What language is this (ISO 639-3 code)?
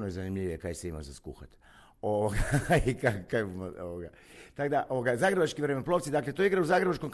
hrv